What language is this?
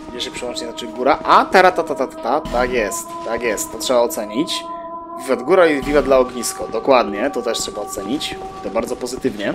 Polish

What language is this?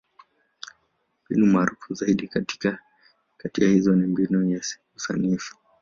Swahili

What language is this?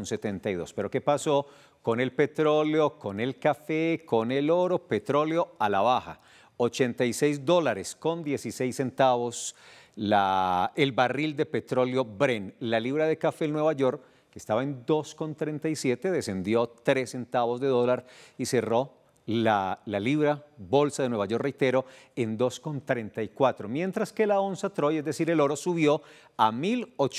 Spanish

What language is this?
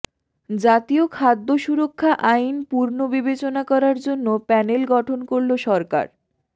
Bangla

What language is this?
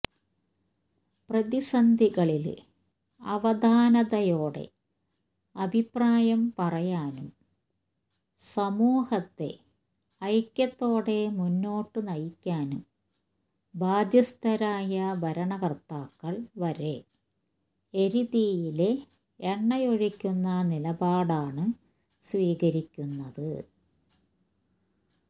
Malayalam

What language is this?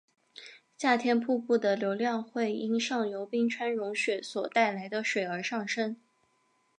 Chinese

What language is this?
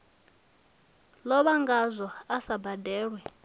Venda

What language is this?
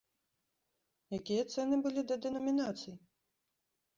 Belarusian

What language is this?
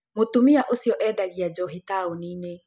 Kikuyu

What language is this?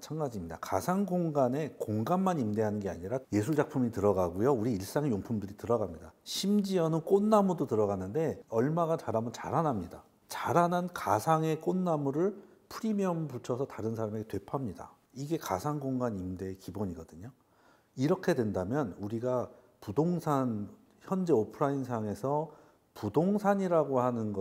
Korean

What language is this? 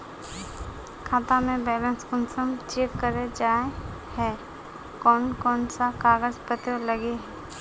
Magahi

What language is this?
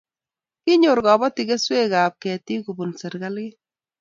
Kalenjin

